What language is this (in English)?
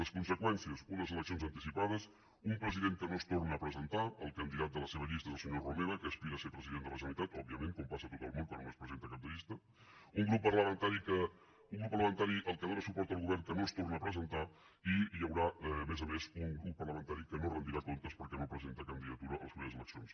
Catalan